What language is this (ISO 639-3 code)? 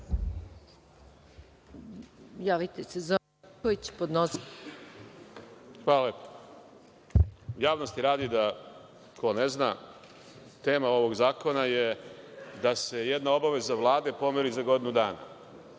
srp